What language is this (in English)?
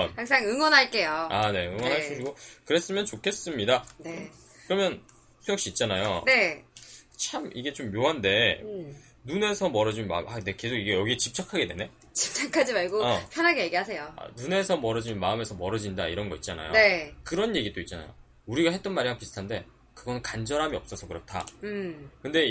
Korean